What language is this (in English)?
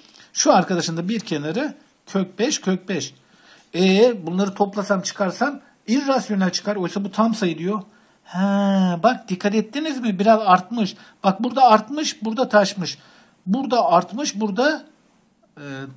Turkish